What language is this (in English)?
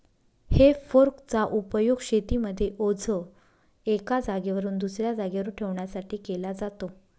Marathi